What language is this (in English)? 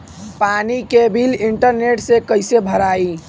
Bhojpuri